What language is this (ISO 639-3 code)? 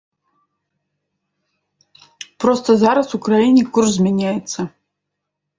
bel